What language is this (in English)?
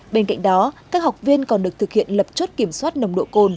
Vietnamese